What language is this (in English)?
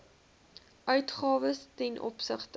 Afrikaans